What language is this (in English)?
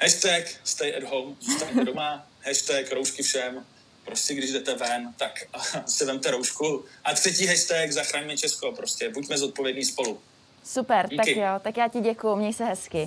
Czech